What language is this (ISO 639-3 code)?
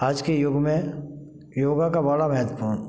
hin